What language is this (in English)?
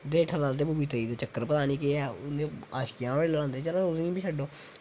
Dogri